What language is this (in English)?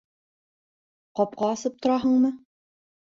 Bashkir